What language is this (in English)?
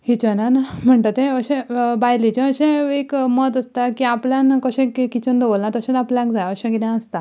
Konkani